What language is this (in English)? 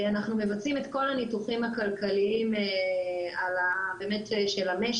Hebrew